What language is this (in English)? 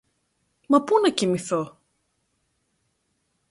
Greek